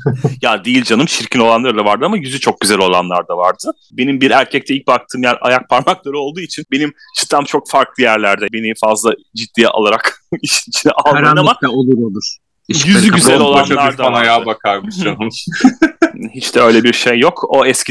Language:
Turkish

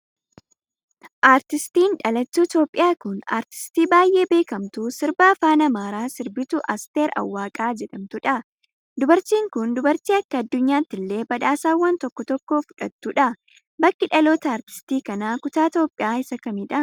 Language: Oromo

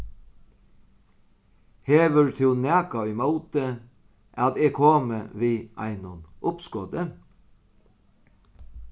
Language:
Faroese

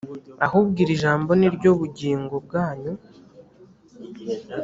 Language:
Kinyarwanda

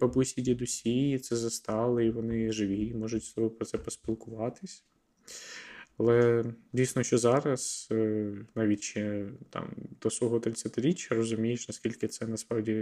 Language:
Ukrainian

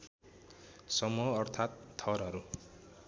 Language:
Nepali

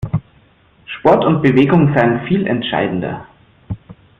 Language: German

